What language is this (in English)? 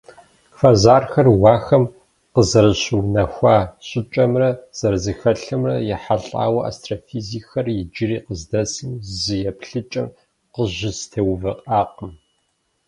Kabardian